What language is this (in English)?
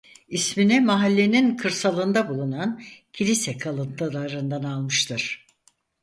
Turkish